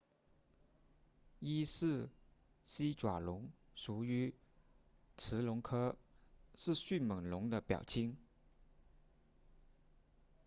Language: Chinese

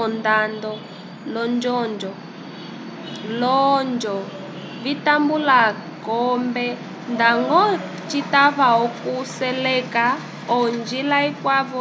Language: Umbundu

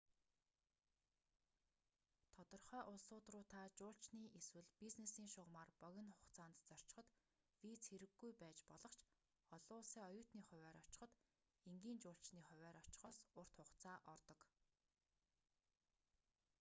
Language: Mongolian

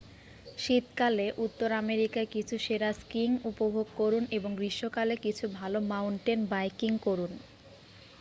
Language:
Bangla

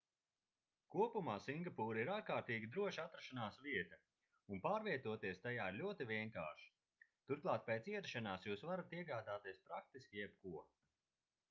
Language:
Latvian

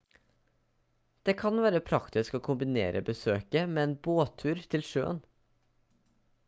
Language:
Norwegian Bokmål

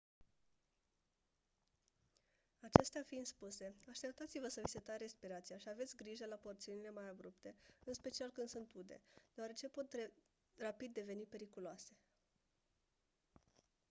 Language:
Romanian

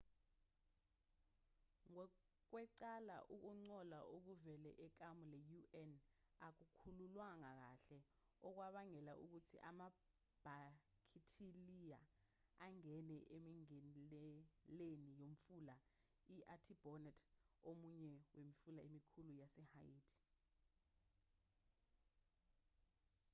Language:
Zulu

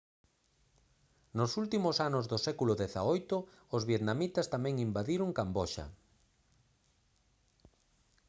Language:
Galician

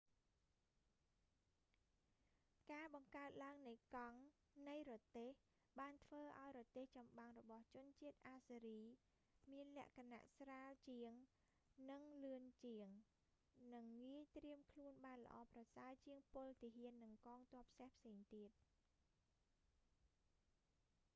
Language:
Khmer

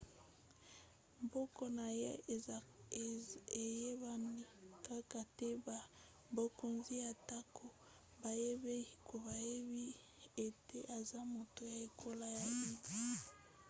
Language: Lingala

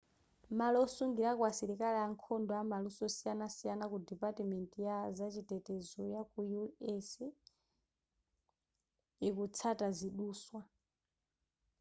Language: Nyanja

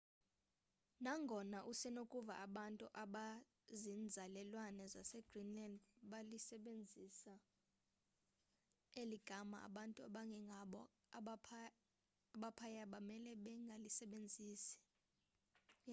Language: Xhosa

